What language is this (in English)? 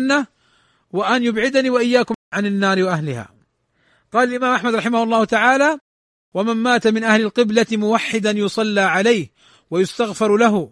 Arabic